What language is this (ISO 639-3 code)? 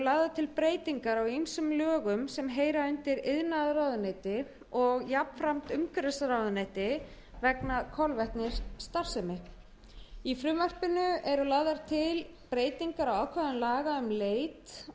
isl